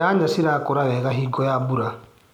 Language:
Kikuyu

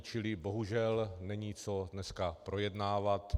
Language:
Czech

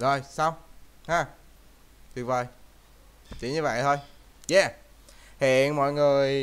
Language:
Vietnamese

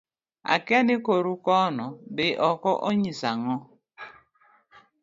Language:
Luo (Kenya and Tanzania)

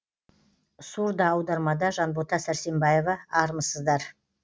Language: Kazakh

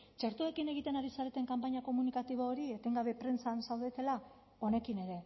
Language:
Basque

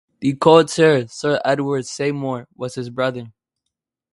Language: English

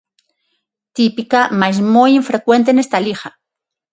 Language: Galician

